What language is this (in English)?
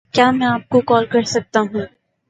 Urdu